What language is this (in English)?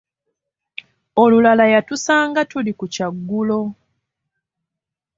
Ganda